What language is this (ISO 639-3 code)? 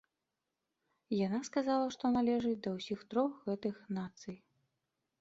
bel